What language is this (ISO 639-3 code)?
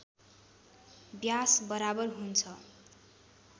nep